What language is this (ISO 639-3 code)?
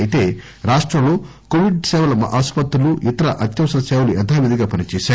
tel